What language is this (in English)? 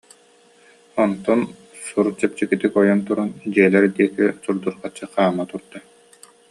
Yakut